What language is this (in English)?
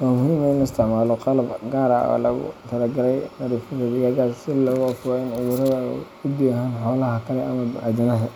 Somali